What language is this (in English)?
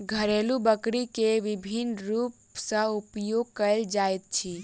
Maithili